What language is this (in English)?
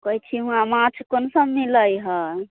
Maithili